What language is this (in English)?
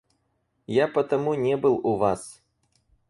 Russian